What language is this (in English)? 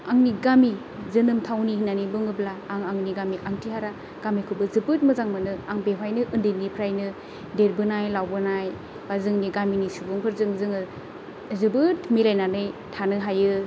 Bodo